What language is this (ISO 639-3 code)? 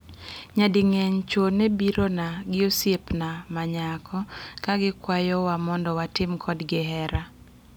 luo